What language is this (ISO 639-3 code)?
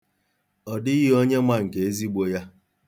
ibo